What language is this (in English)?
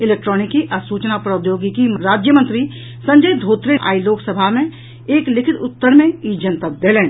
Maithili